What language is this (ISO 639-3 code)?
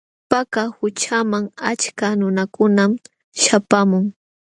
qxw